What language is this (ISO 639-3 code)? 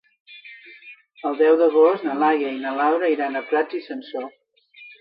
cat